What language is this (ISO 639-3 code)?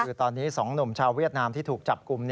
tha